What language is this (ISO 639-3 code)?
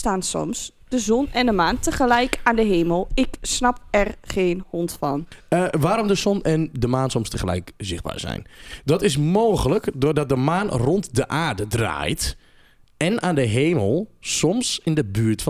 nld